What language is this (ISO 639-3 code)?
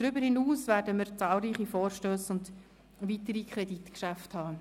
gsw